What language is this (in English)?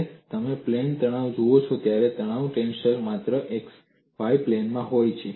Gujarati